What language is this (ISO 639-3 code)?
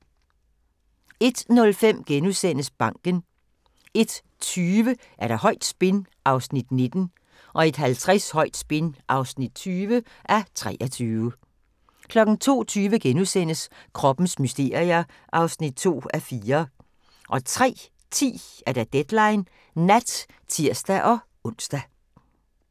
dan